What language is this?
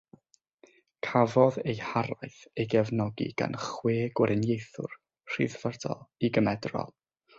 Welsh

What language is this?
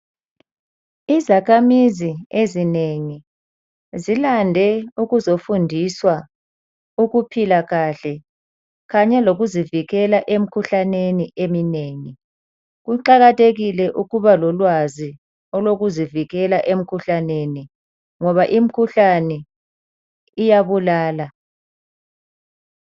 North Ndebele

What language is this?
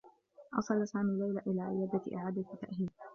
Arabic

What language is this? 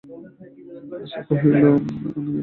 Bangla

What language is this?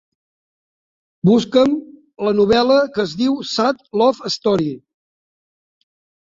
Catalan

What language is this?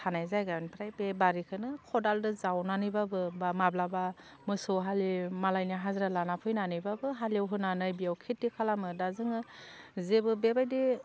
Bodo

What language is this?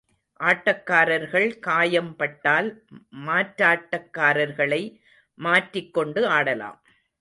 Tamil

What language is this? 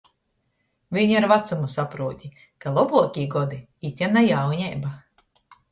Latgalian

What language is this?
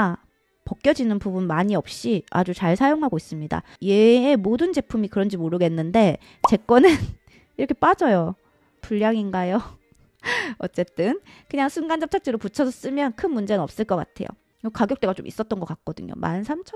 Korean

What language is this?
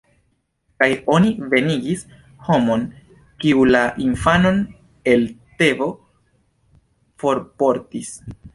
Esperanto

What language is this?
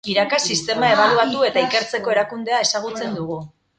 Basque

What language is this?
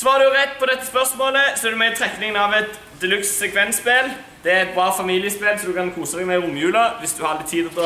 Norwegian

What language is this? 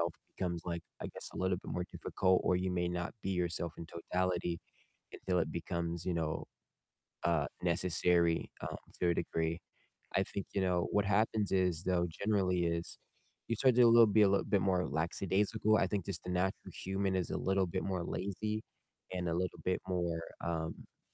English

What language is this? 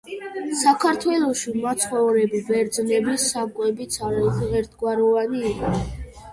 Georgian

